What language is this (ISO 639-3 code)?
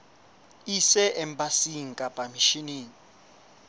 sot